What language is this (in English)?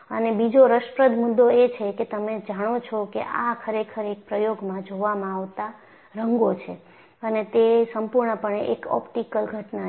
Gujarati